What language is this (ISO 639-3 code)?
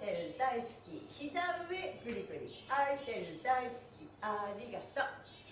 jpn